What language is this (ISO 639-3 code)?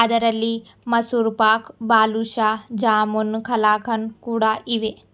kan